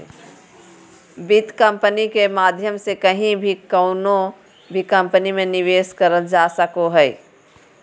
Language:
Magahi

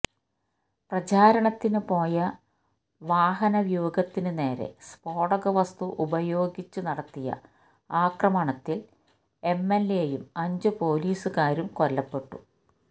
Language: Malayalam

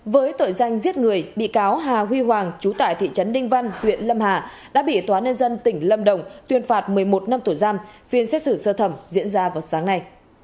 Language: Vietnamese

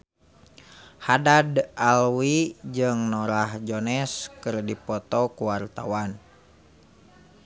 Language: Sundanese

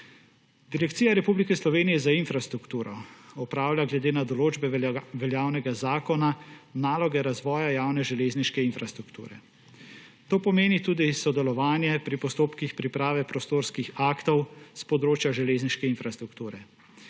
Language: Slovenian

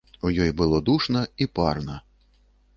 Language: Belarusian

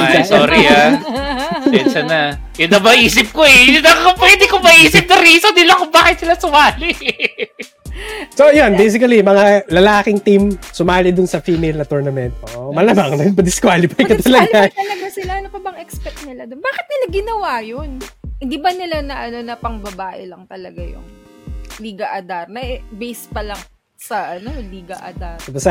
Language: Filipino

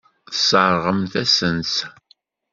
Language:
Kabyle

